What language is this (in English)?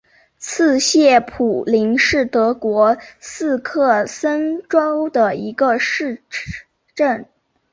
Chinese